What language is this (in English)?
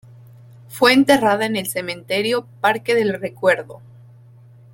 Spanish